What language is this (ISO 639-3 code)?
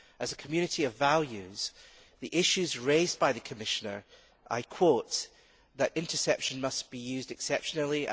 eng